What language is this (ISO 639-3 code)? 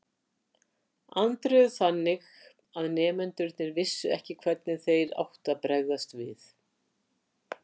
isl